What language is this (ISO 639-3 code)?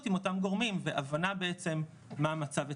heb